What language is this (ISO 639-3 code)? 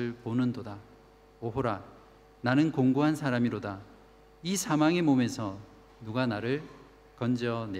kor